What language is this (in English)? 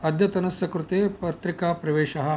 Sanskrit